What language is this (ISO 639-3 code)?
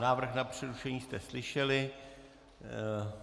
ces